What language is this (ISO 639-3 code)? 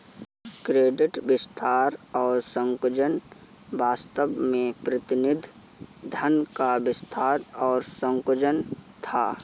hin